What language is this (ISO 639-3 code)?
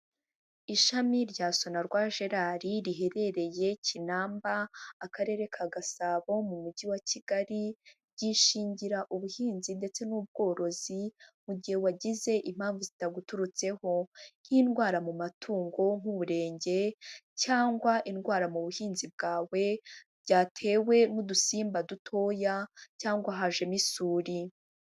kin